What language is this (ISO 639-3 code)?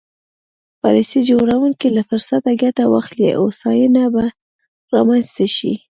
pus